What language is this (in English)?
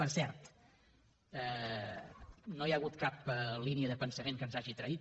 Catalan